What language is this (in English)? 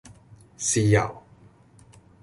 Cantonese